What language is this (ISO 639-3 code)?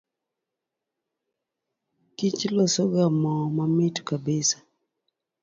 luo